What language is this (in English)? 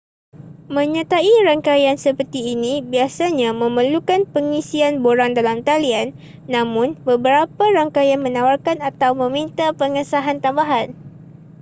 Malay